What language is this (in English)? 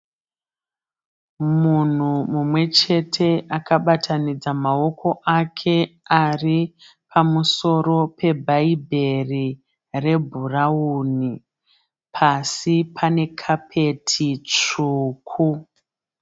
Shona